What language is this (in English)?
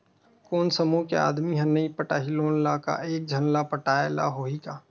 Chhattisgarhi